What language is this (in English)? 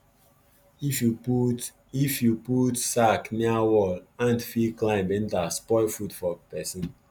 Nigerian Pidgin